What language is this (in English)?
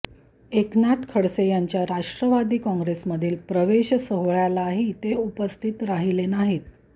Marathi